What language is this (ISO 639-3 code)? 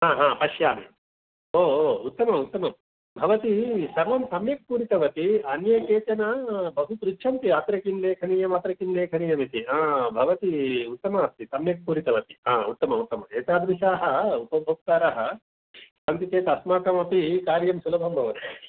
san